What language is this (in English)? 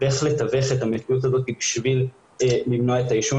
Hebrew